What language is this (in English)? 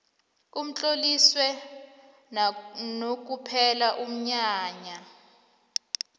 South Ndebele